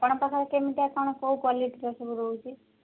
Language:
Odia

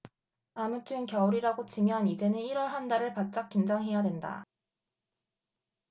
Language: Korean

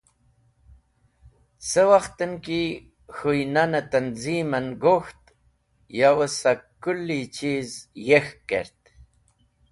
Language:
Wakhi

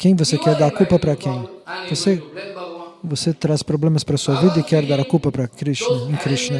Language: Portuguese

